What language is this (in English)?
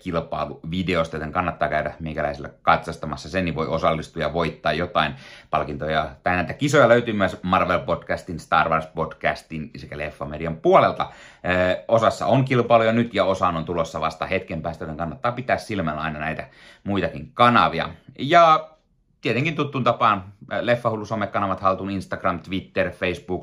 Finnish